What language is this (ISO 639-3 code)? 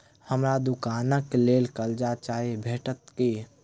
mai